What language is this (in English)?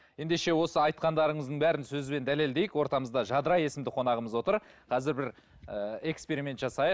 Kazakh